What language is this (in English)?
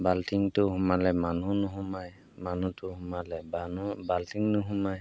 Assamese